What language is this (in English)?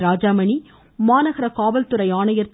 Tamil